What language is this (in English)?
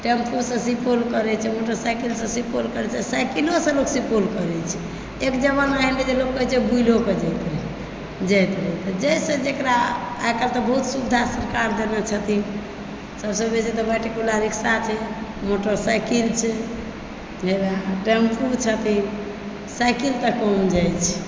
Maithili